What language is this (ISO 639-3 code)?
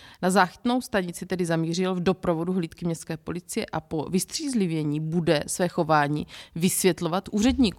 ces